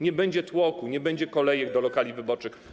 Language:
Polish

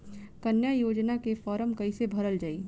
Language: Bhojpuri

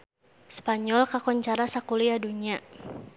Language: Sundanese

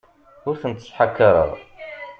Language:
Kabyle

